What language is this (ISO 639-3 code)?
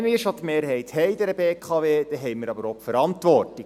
gsw